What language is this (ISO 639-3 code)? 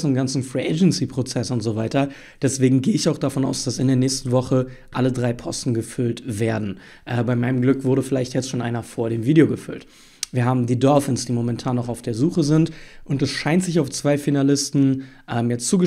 deu